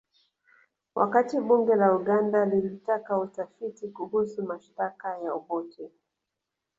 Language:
Swahili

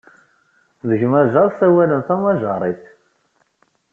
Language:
Kabyle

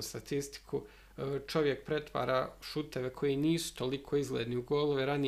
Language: Croatian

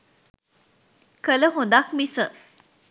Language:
Sinhala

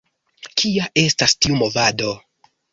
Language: Esperanto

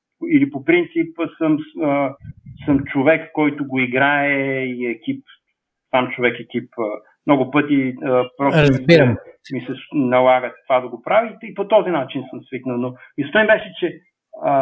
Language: Bulgarian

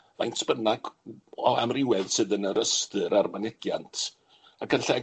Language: Welsh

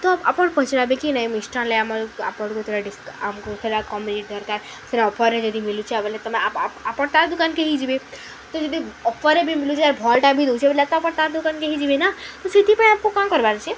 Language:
Odia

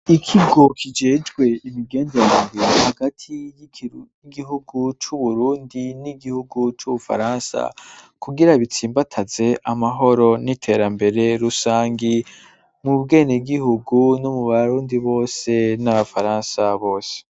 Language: Rundi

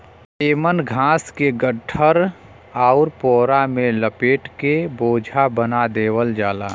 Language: Bhojpuri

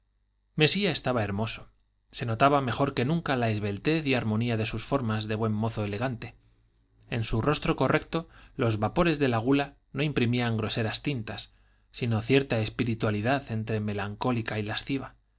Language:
Spanish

